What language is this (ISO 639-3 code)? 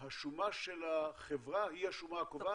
heb